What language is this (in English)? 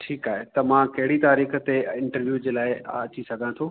Sindhi